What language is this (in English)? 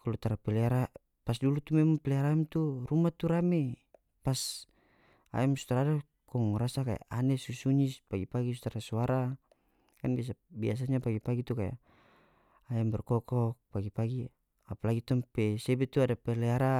North Moluccan Malay